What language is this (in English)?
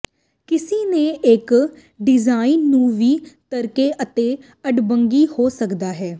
Punjabi